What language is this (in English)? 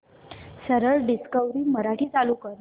Marathi